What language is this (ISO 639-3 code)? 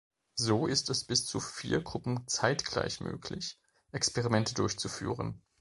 deu